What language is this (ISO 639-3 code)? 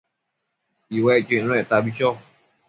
mcf